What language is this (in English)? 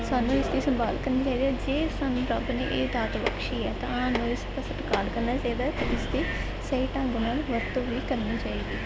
Punjabi